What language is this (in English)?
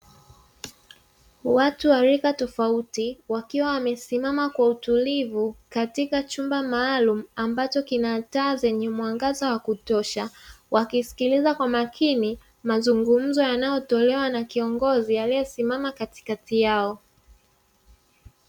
Swahili